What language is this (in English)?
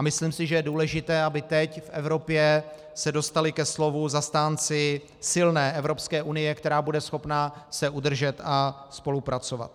Czech